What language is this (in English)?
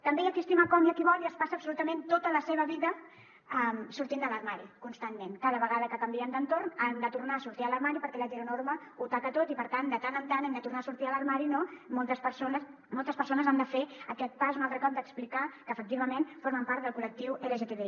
Catalan